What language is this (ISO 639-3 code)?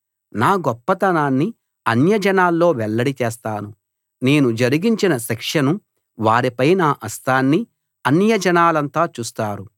tel